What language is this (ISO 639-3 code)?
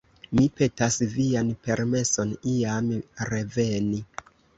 epo